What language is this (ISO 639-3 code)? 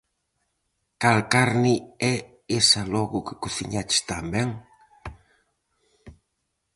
glg